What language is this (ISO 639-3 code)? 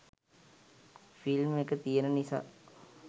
sin